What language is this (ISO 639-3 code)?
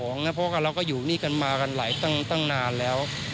tha